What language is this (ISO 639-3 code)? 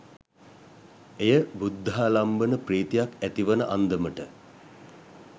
sin